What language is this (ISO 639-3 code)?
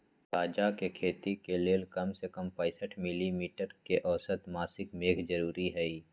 mag